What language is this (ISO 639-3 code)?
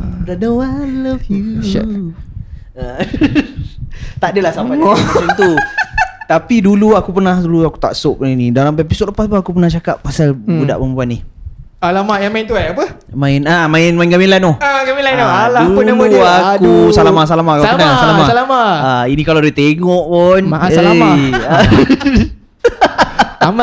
msa